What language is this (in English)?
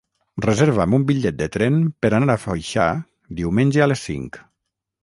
Catalan